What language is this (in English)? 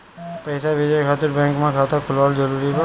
Bhojpuri